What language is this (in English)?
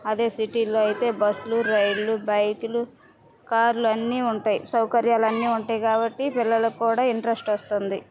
Telugu